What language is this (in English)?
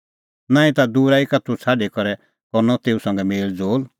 Kullu Pahari